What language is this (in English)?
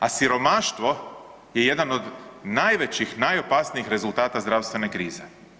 Croatian